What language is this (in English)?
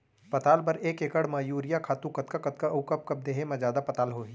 Chhattisgarhi